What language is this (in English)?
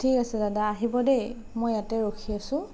Assamese